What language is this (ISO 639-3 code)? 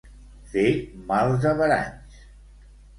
cat